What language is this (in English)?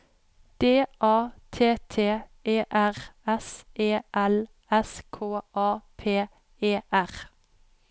Norwegian